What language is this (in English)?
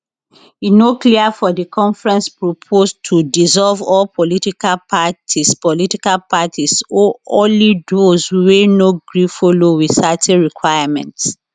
Nigerian Pidgin